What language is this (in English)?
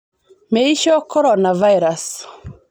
Masai